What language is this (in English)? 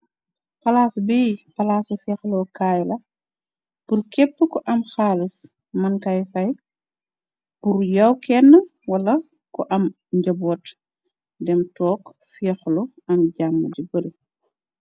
Wolof